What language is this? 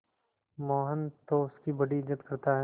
Hindi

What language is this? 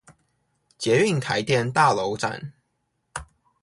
Chinese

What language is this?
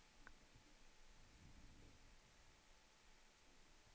Swedish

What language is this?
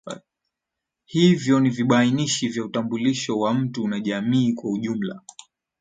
Swahili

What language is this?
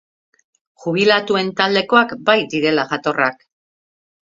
Basque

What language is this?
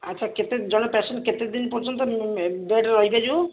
Odia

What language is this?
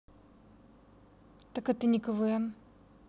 Russian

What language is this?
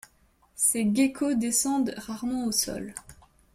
French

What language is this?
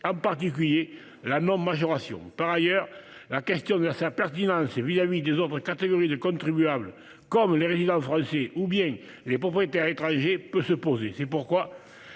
French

